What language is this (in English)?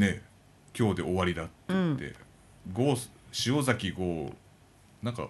Japanese